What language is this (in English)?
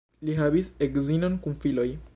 Esperanto